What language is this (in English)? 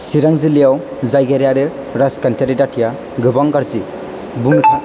Bodo